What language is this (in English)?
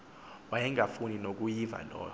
Xhosa